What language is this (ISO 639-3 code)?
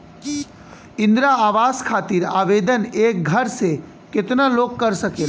bho